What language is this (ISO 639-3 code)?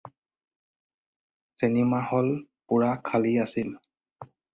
asm